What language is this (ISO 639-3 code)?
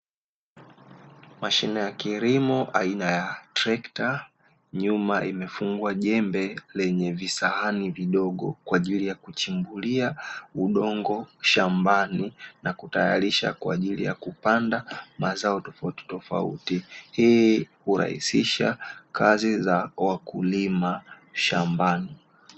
swa